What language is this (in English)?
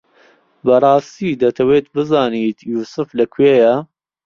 Central Kurdish